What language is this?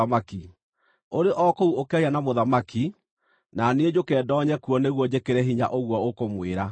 Kikuyu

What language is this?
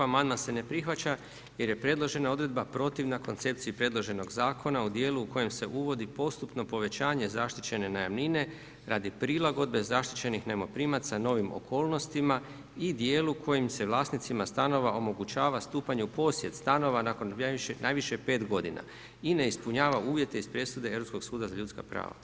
Croatian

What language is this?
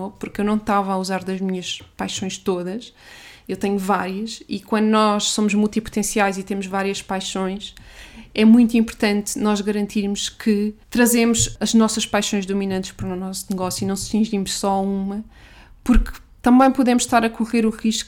Portuguese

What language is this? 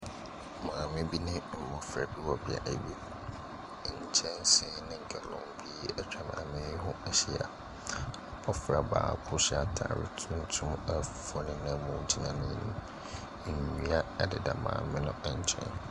Akan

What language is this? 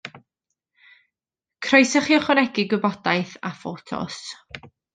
Welsh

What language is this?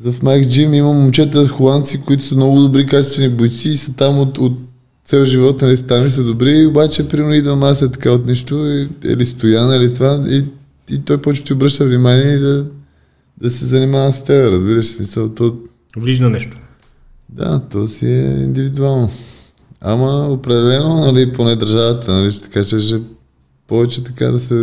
Bulgarian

